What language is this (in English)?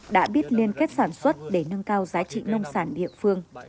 Vietnamese